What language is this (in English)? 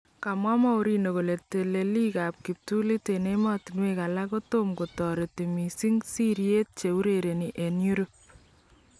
Kalenjin